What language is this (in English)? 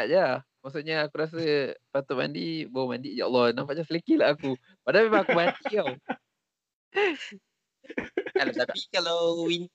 Malay